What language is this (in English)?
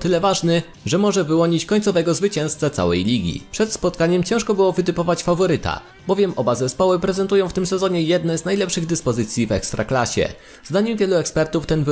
Polish